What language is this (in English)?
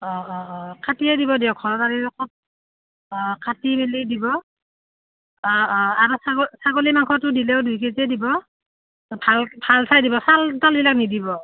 Assamese